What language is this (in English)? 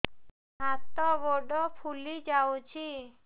Odia